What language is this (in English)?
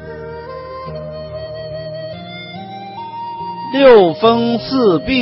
Chinese